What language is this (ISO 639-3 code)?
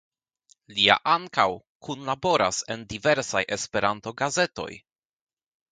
epo